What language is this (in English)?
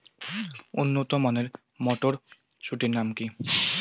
Bangla